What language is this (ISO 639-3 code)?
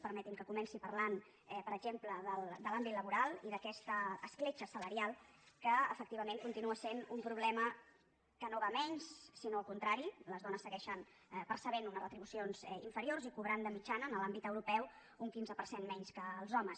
cat